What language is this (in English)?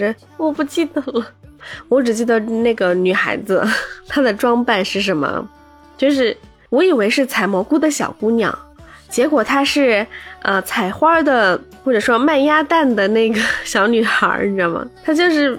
Chinese